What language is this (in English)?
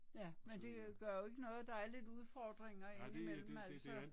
Danish